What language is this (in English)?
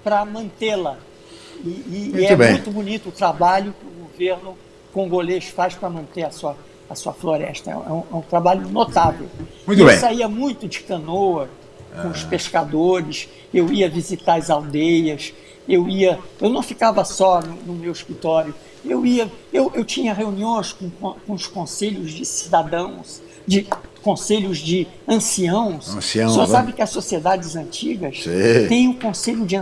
Portuguese